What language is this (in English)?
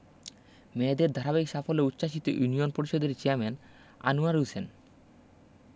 Bangla